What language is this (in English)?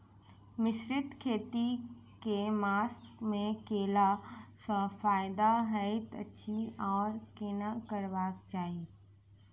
Maithili